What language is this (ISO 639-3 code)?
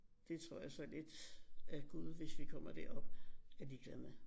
dan